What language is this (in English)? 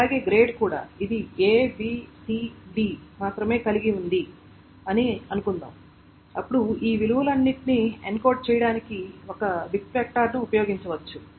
Telugu